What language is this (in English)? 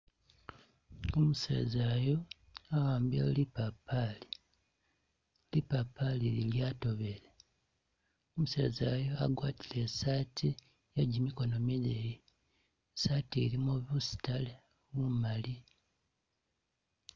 Masaaba